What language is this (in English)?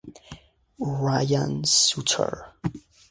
Italian